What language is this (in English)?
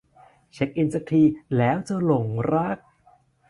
Thai